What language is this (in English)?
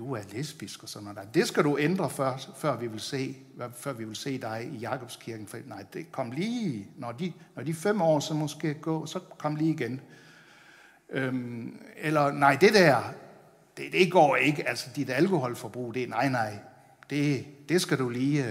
Danish